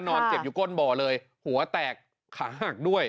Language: Thai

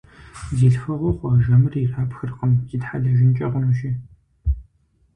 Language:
Kabardian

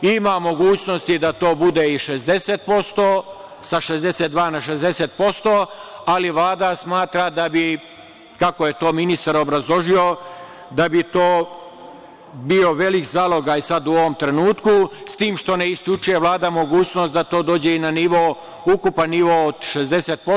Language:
Serbian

